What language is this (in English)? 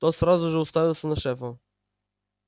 Russian